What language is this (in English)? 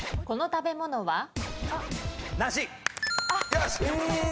Japanese